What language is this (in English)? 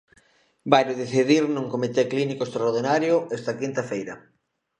Galician